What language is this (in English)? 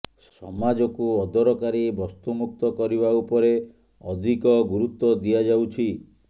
Odia